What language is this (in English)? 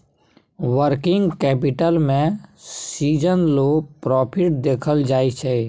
Maithili